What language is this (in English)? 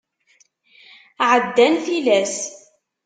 Kabyle